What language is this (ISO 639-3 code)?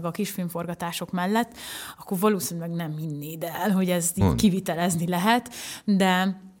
hun